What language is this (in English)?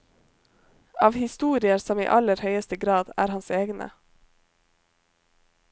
Norwegian